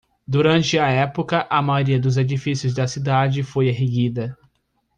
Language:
Portuguese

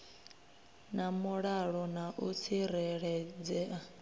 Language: Venda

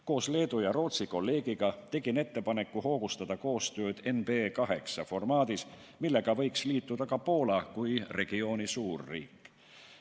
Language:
Estonian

